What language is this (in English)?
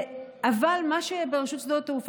Hebrew